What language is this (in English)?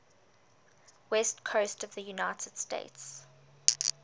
English